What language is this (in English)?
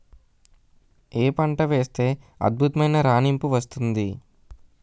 Telugu